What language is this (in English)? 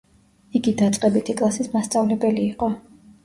Georgian